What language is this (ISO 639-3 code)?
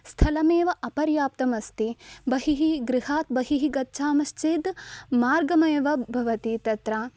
san